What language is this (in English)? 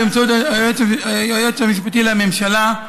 Hebrew